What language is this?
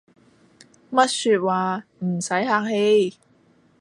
Cantonese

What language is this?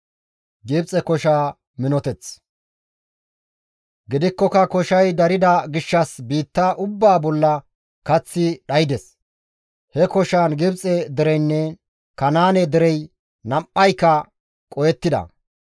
Gamo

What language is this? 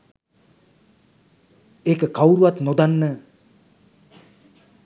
Sinhala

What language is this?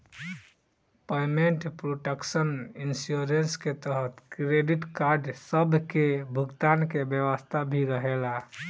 Bhojpuri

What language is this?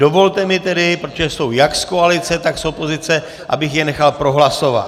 Czech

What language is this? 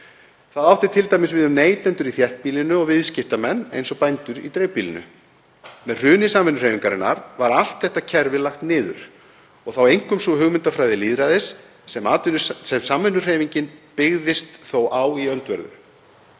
Icelandic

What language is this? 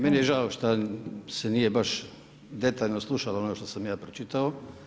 Croatian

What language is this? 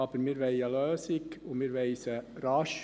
Swiss German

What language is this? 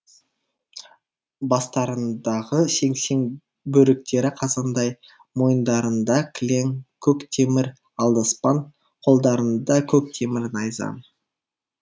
Kazakh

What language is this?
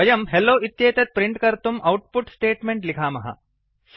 Sanskrit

